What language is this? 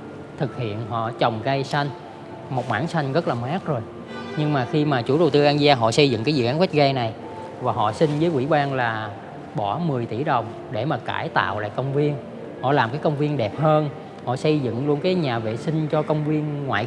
Vietnamese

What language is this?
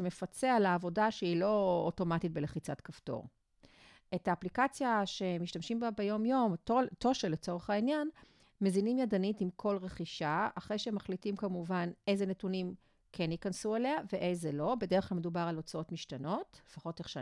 Hebrew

